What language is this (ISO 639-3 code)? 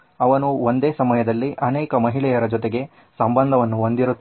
kan